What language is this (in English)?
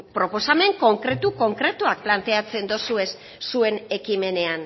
Basque